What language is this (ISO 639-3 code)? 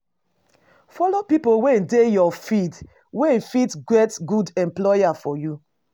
pcm